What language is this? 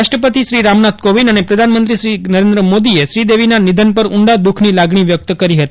Gujarati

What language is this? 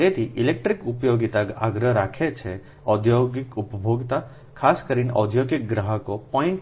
Gujarati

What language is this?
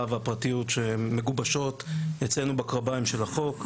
Hebrew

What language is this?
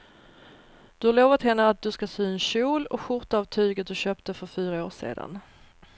Swedish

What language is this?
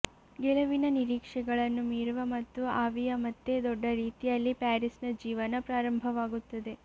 Kannada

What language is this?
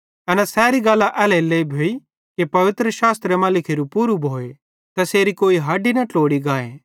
Bhadrawahi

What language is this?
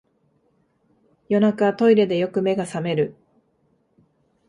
Japanese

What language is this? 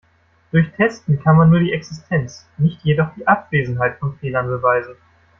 German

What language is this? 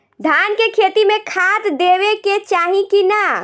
Bhojpuri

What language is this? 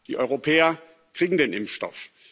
German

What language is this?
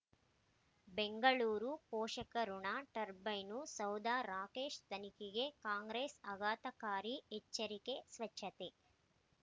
Kannada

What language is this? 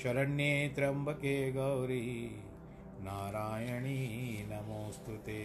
Hindi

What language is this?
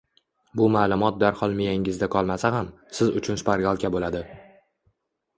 Uzbek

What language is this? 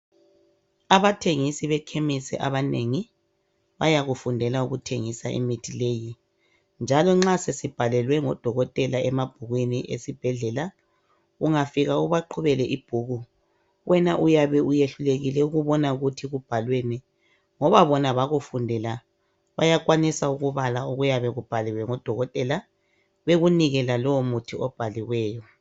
North Ndebele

